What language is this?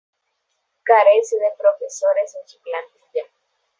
Spanish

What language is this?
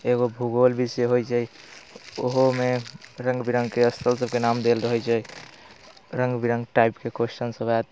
Maithili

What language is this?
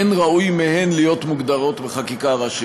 Hebrew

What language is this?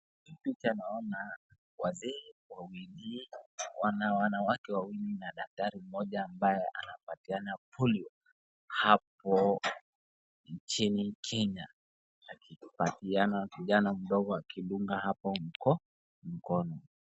Swahili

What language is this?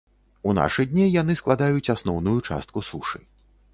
Belarusian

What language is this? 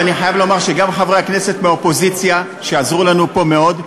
Hebrew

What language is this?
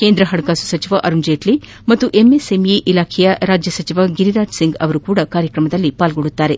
Kannada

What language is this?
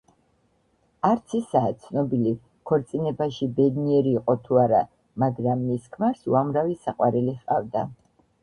Georgian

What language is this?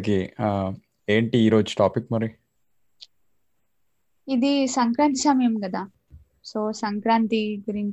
Telugu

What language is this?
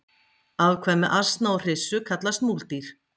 Icelandic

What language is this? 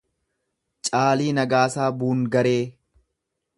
Oromo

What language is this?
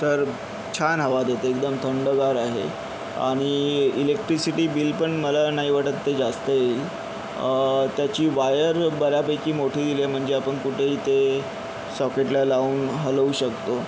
Marathi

